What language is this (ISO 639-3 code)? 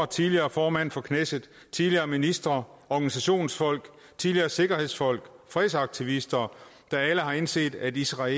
dan